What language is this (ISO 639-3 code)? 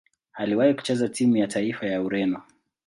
swa